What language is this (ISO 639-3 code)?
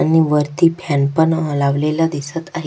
mar